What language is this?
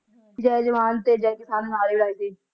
Punjabi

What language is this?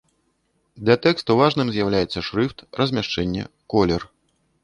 Belarusian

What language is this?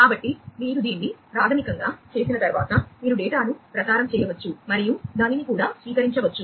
Telugu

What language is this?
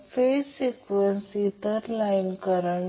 Marathi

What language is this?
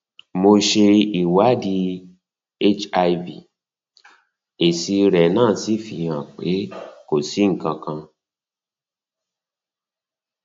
Yoruba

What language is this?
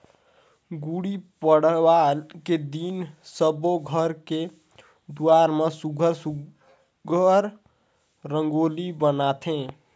Chhattisgarhi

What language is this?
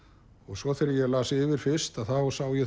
Icelandic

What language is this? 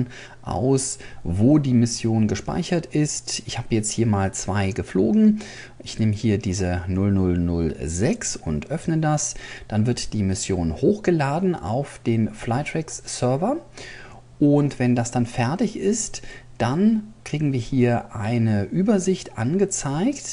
German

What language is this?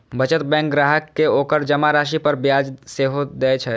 Maithili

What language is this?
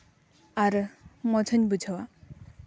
Santali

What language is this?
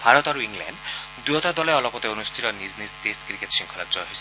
Assamese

